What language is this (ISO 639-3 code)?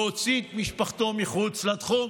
heb